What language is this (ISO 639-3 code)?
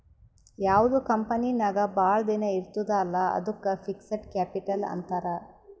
kan